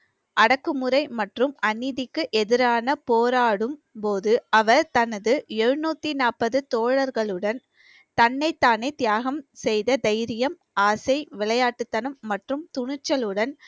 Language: Tamil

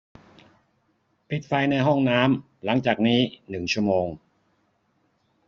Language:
Thai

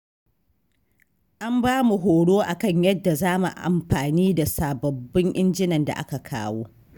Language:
Hausa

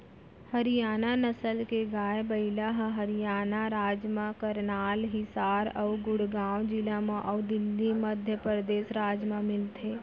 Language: Chhattisgarhi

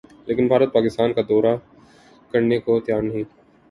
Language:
Urdu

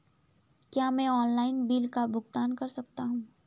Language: Hindi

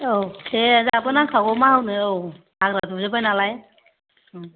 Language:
Bodo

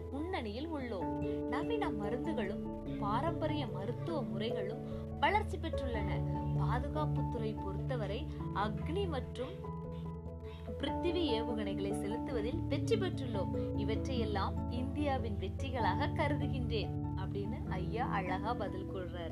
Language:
Tamil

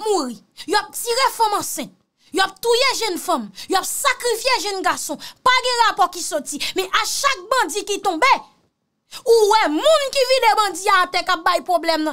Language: French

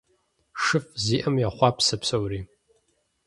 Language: Kabardian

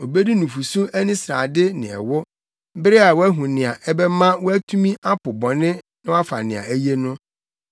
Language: Akan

